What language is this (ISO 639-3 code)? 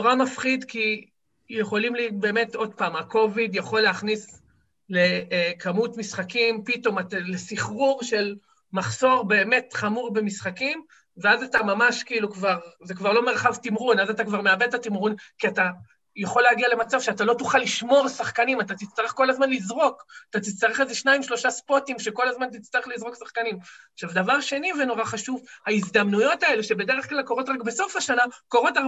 heb